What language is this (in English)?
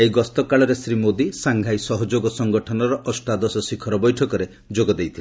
Odia